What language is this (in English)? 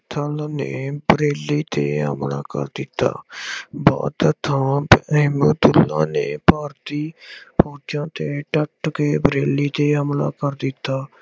Punjabi